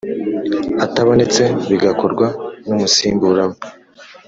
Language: Kinyarwanda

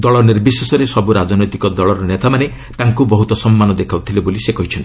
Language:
Odia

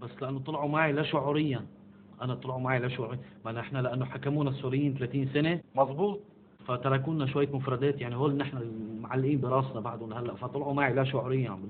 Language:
Arabic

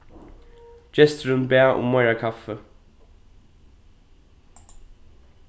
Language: Faroese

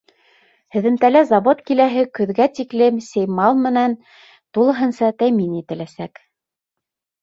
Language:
Bashkir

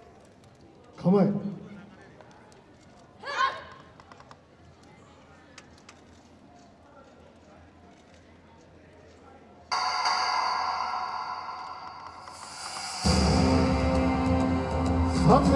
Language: Japanese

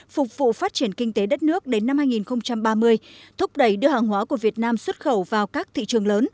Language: Vietnamese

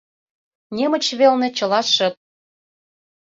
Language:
Mari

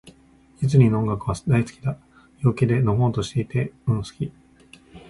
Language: Japanese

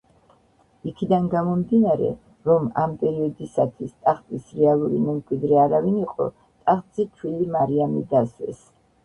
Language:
Georgian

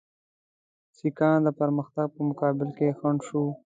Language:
Pashto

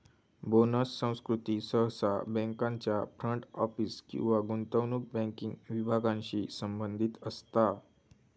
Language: Marathi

